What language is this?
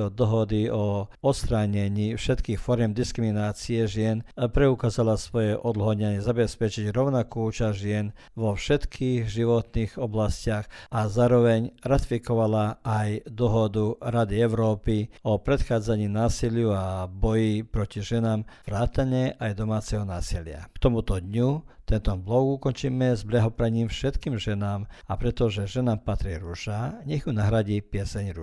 Croatian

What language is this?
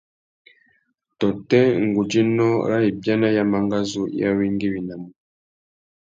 Tuki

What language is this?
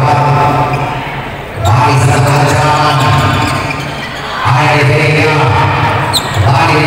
Indonesian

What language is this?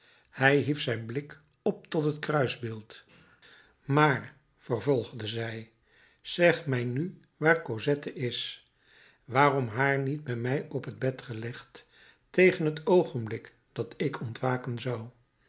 Dutch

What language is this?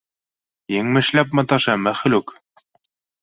Bashkir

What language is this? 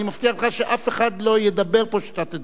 Hebrew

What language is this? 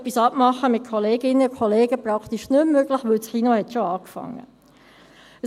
Swiss German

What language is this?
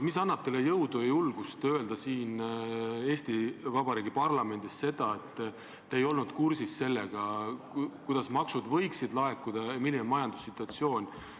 Estonian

